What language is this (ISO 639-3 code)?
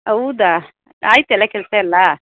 kan